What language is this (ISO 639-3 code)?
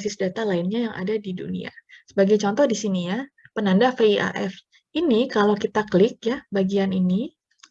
ind